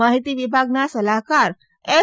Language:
Gujarati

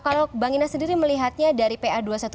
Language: Indonesian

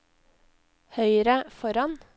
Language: Norwegian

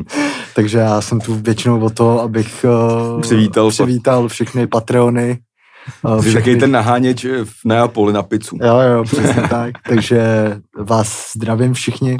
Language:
Czech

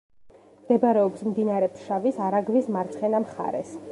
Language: Georgian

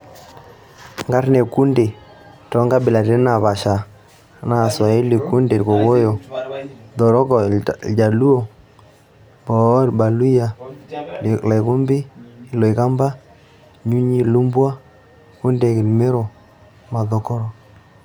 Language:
Masai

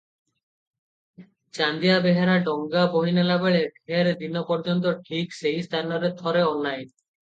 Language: Odia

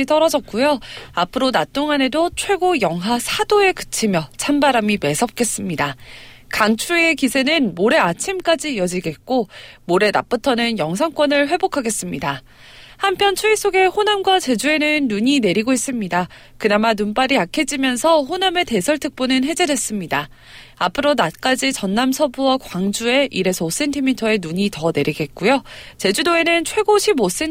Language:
Korean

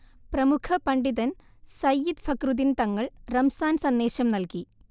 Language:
Malayalam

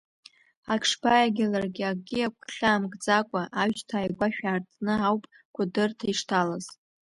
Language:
Abkhazian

